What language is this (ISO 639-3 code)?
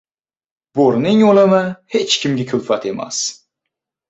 uzb